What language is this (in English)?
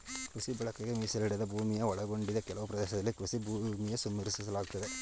Kannada